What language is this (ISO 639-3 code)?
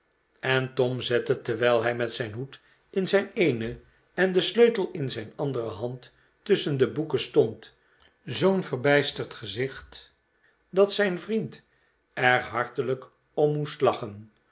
nld